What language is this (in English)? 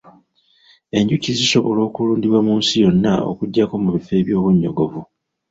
Ganda